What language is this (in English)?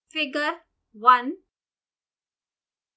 Hindi